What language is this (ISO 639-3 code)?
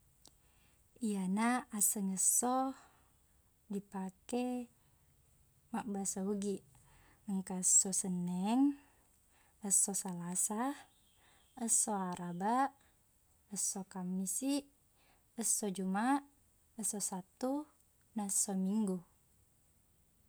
bug